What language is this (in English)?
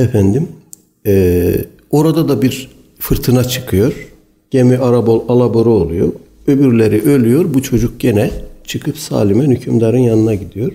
Turkish